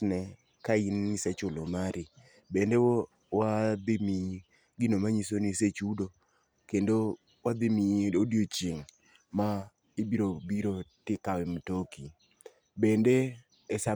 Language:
Luo (Kenya and Tanzania)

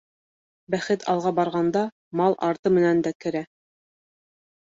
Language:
Bashkir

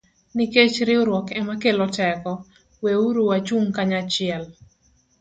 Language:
Luo (Kenya and Tanzania)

